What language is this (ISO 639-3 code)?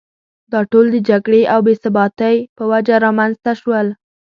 pus